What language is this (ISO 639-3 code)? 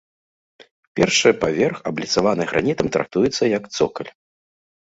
bel